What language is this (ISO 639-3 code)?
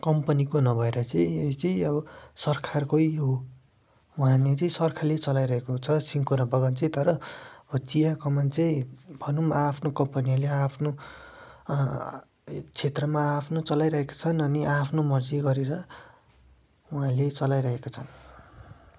nep